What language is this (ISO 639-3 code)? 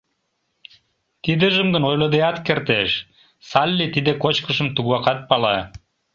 chm